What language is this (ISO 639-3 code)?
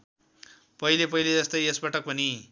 nep